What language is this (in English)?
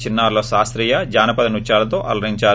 Telugu